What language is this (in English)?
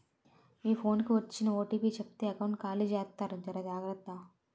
Telugu